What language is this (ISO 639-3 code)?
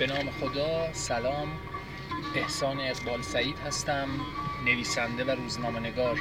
fas